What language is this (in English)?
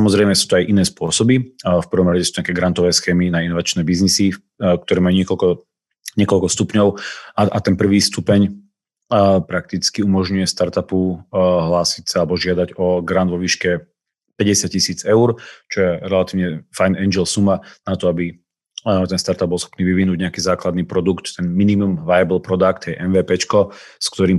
Slovak